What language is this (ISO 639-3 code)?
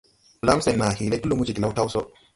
tui